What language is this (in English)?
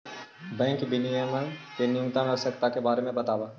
Magahi